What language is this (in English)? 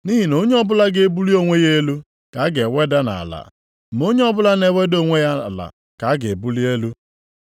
Igbo